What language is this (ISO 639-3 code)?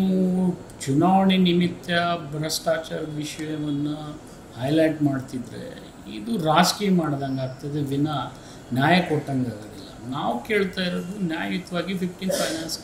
kan